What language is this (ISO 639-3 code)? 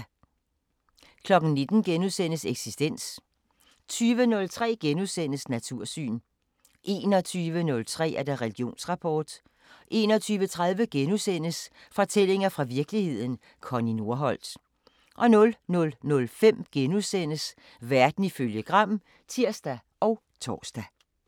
dan